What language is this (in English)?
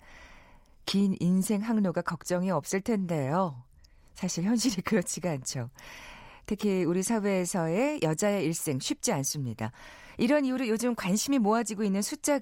Korean